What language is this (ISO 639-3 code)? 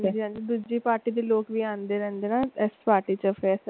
pan